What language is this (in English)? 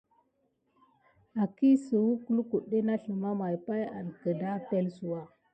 Gidar